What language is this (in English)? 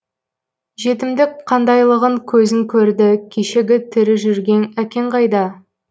Kazakh